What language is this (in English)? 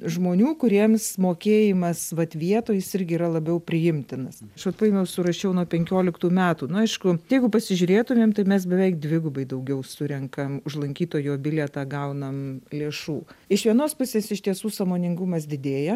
Lithuanian